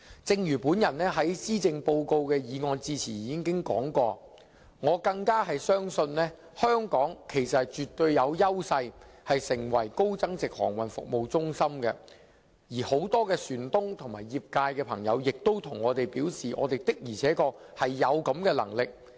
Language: Cantonese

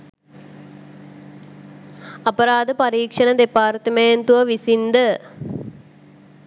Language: Sinhala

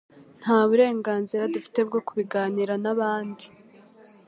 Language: Kinyarwanda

